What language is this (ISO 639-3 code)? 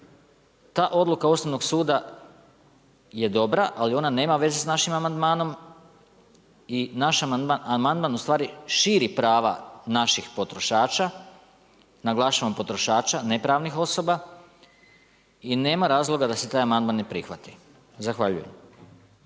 hrv